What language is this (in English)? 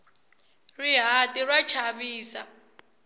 Tsonga